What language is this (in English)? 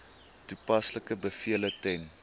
Afrikaans